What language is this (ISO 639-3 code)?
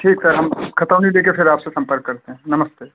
hin